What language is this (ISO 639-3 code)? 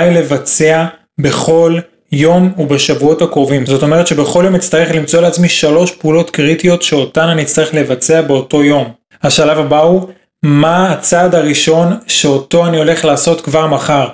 heb